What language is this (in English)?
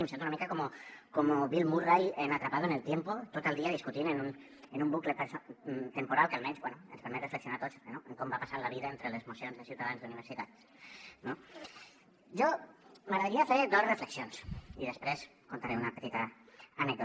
Catalan